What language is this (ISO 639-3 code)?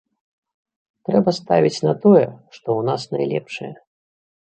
bel